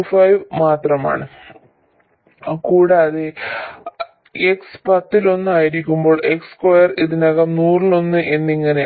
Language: Malayalam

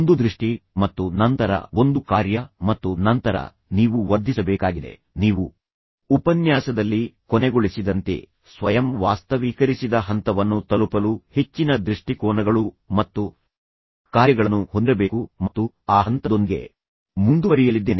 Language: Kannada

